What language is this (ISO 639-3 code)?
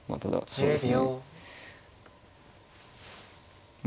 jpn